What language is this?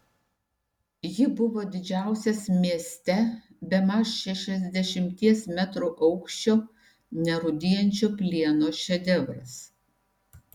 Lithuanian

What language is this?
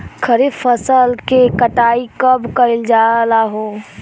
Bhojpuri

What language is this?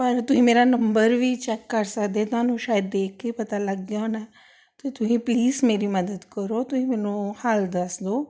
Punjabi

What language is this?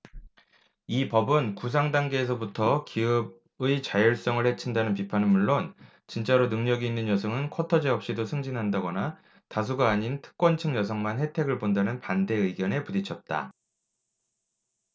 Korean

